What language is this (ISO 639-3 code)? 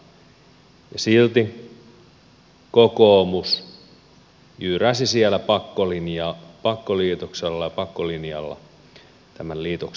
fin